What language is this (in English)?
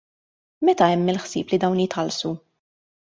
Maltese